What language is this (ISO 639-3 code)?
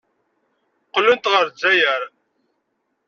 kab